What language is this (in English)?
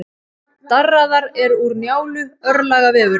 Icelandic